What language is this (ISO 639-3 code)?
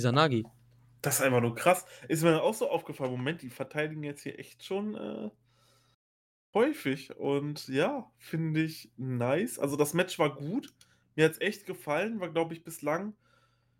deu